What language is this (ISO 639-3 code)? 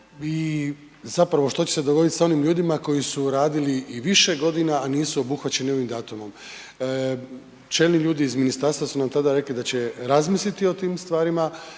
hrv